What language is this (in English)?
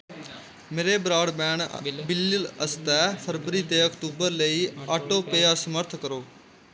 Dogri